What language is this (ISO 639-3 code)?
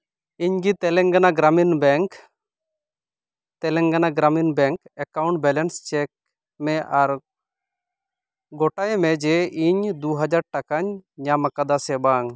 sat